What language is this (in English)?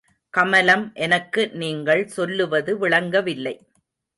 Tamil